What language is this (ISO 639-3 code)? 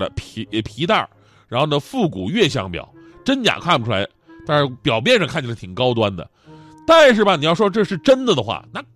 zho